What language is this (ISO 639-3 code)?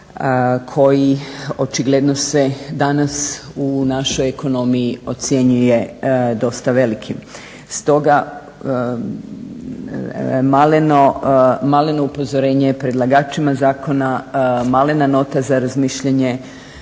hrv